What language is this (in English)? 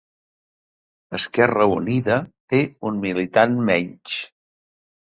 Catalan